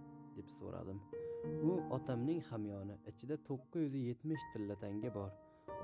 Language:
Turkish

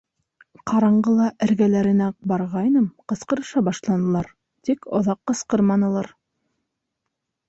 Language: Bashkir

